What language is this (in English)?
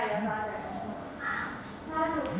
Bhojpuri